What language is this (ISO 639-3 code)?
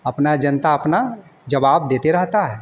hin